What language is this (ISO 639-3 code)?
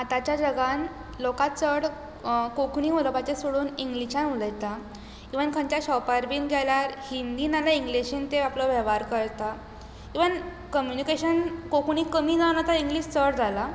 kok